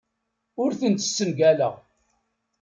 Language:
Kabyle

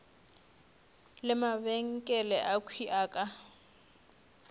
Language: Northern Sotho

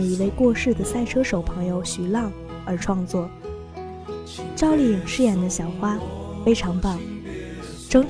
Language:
Chinese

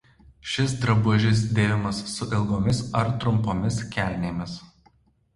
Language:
Lithuanian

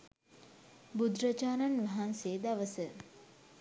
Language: Sinhala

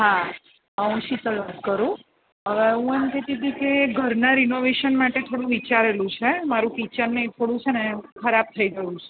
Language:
Gujarati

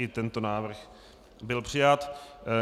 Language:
Czech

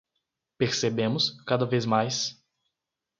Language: Portuguese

